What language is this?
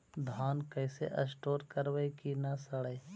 Magahi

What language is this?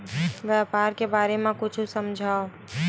Chhattisgarhi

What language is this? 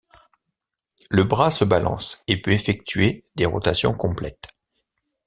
French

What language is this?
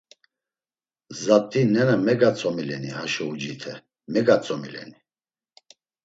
Laz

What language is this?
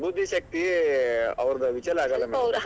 Kannada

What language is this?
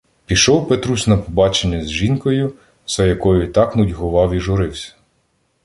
Ukrainian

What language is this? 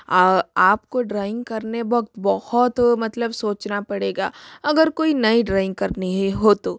Hindi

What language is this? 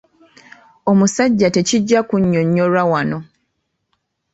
Ganda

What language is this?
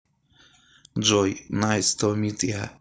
Russian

